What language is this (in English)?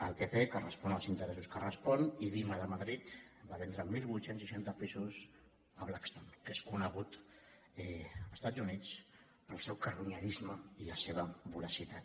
Catalan